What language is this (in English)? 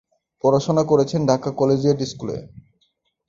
Bangla